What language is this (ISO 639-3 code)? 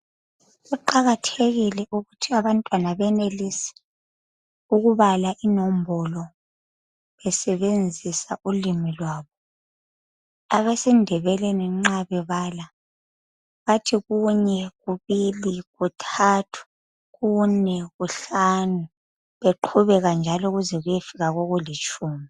nde